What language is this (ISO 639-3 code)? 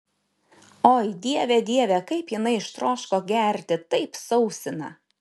lit